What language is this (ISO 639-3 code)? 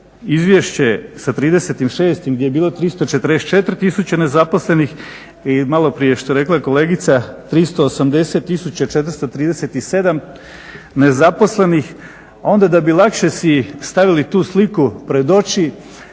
hrv